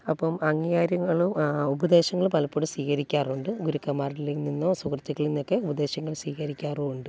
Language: Malayalam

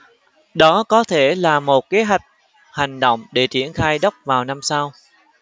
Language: Vietnamese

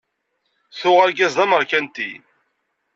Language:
Kabyle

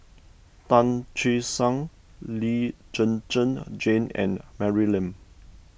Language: English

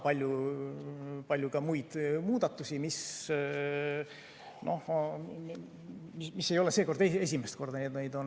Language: Estonian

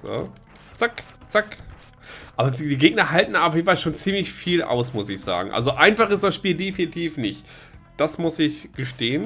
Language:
German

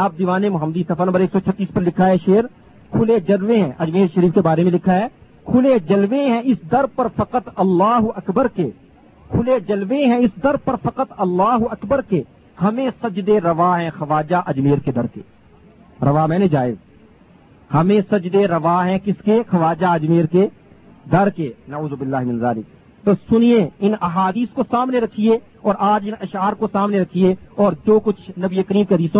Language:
Urdu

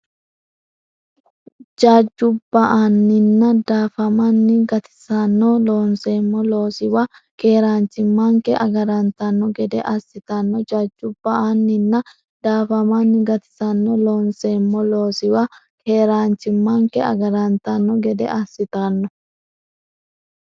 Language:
Sidamo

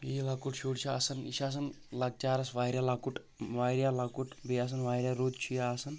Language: Kashmiri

